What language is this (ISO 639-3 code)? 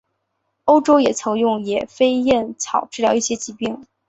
zho